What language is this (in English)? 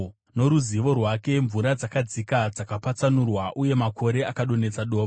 Shona